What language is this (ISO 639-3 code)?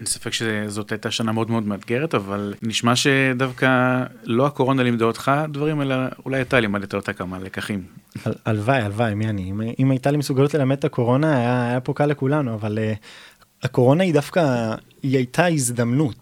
heb